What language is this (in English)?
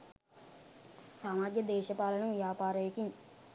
Sinhala